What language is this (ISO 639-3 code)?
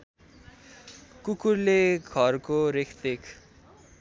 nep